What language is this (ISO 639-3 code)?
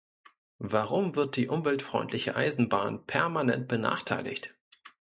deu